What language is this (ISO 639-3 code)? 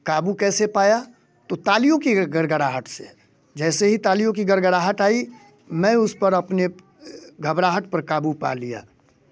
hin